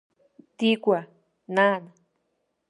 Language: Abkhazian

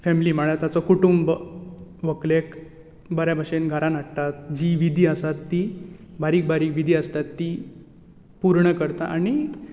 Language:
Konkani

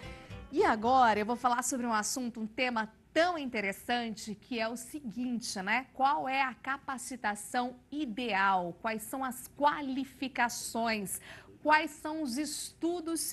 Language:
Portuguese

